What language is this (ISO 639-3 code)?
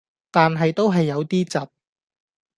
yue